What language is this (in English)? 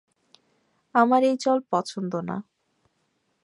Bangla